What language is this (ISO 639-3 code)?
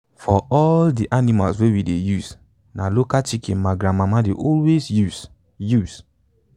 pcm